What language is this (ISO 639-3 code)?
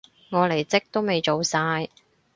yue